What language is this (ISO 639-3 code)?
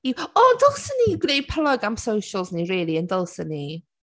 cym